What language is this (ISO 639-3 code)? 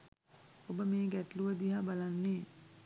sin